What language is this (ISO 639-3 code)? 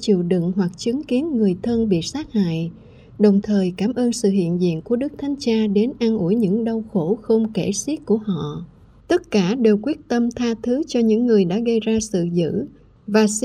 vie